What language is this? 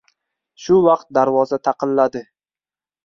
Uzbek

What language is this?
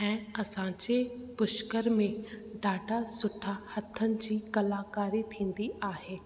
Sindhi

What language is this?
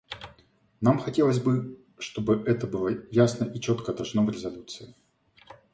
Russian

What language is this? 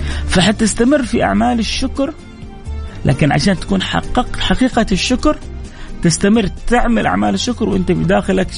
Arabic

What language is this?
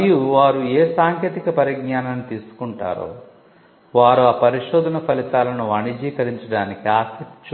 Telugu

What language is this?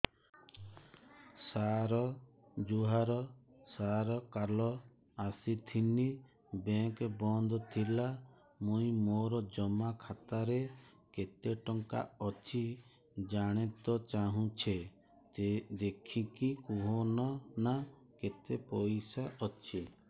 Odia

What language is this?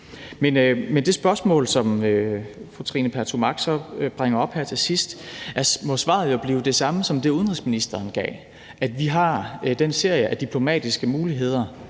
Danish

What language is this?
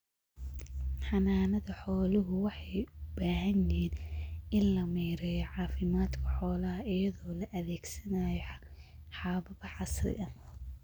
Somali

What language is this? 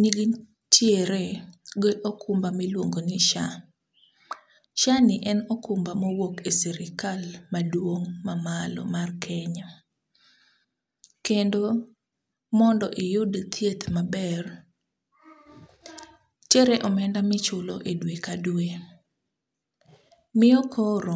Luo (Kenya and Tanzania)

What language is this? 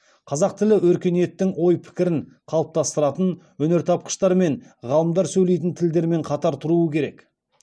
Kazakh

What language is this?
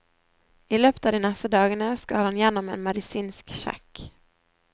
Norwegian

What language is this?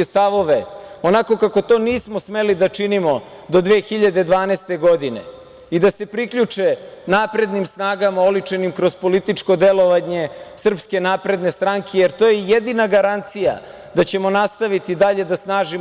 Serbian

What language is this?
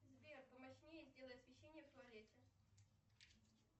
Russian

